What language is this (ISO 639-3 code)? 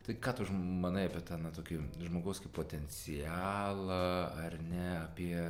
lit